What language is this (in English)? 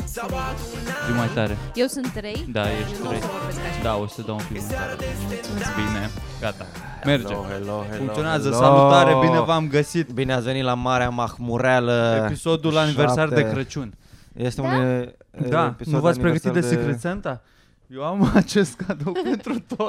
Romanian